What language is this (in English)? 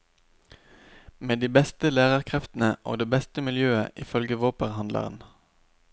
Norwegian